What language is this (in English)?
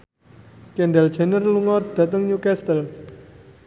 Javanese